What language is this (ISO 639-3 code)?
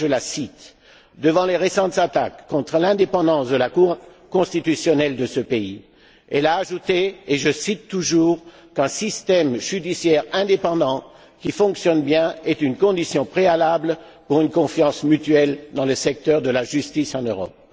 fra